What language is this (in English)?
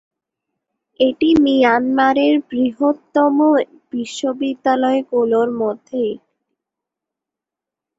Bangla